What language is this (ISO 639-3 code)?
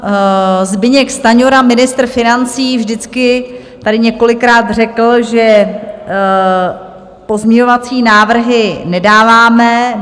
ces